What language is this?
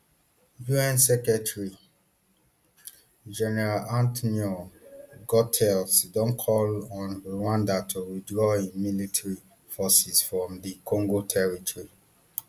Nigerian Pidgin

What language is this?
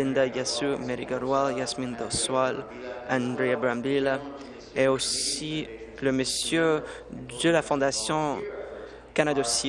French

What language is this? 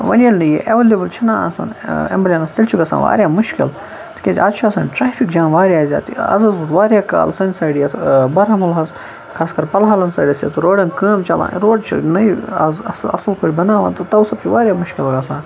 Kashmiri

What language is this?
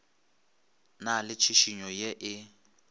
Northern Sotho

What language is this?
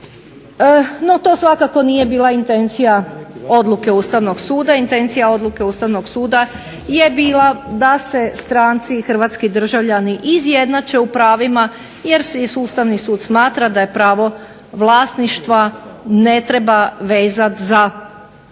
Croatian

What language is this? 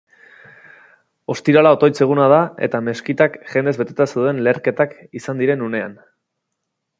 Basque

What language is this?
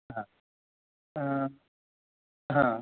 Sanskrit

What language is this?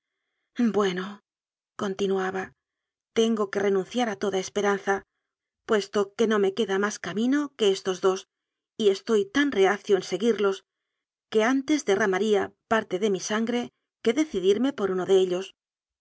Spanish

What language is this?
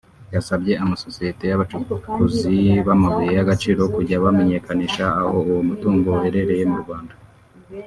Kinyarwanda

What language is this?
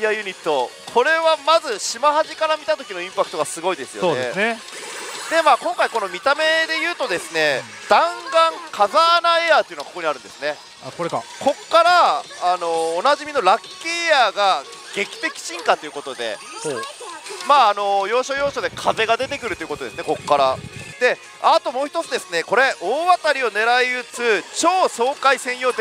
Japanese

